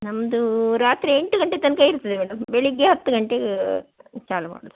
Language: Kannada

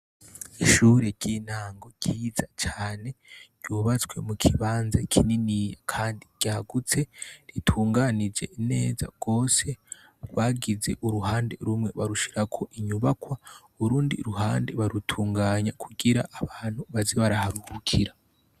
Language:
Rundi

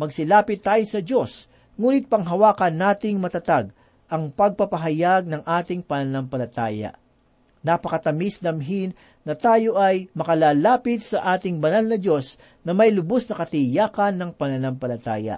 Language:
Filipino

